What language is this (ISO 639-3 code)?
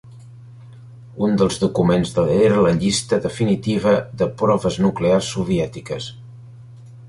cat